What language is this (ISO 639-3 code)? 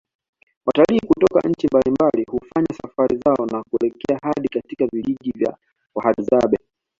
swa